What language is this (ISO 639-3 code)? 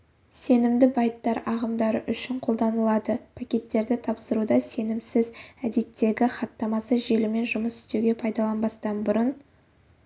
kaz